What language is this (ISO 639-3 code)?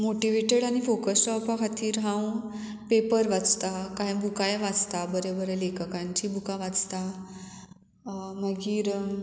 kok